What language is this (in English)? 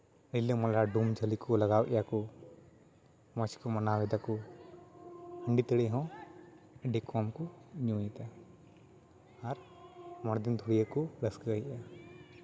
Santali